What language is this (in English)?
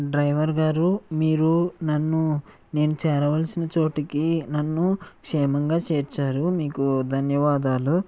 Telugu